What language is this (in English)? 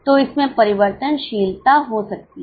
Hindi